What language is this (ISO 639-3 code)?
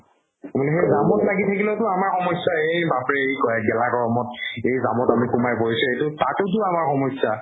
asm